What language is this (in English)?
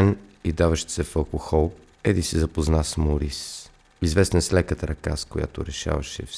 Bulgarian